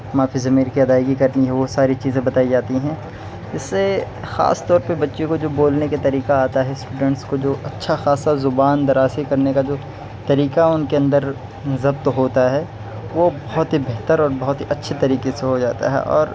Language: Urdu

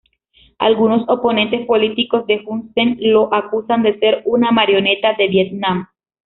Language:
Spanish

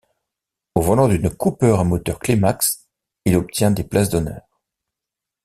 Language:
French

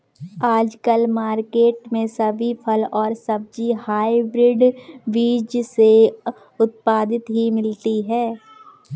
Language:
Hindi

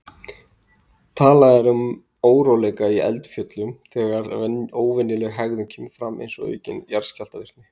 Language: Icelandic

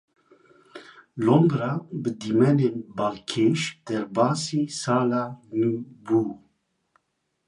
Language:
Kurdish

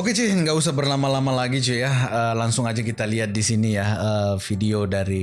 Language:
Indonesian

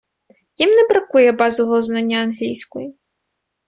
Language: Ukrainian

